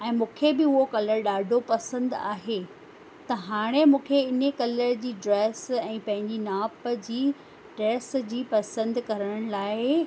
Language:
Sindhi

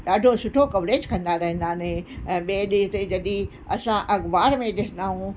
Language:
Sindhi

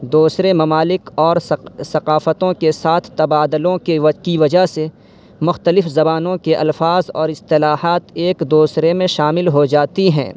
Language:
Urdu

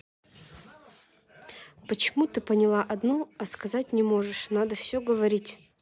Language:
Russian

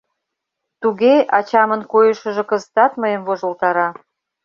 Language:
Mari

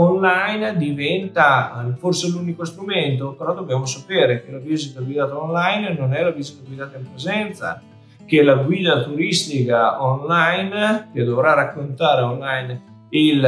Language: Italian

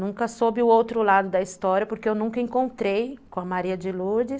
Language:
Portuguese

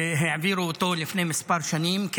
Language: Hebrew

